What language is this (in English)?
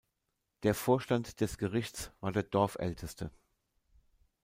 German